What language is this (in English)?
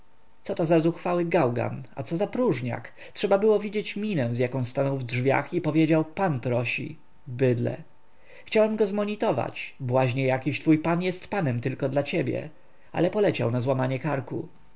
Polish